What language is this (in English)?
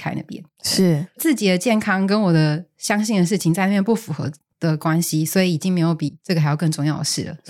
Chinese